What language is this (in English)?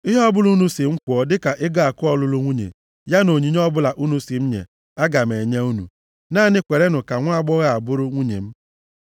Igbo